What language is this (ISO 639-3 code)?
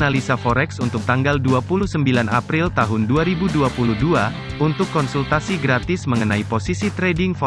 ind